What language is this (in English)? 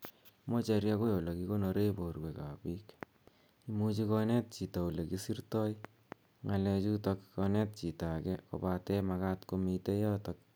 Kalenjin